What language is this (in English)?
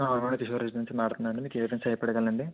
Telugu